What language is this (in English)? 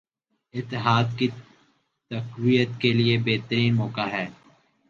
Urdu